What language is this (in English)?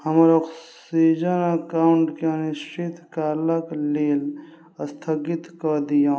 Maithili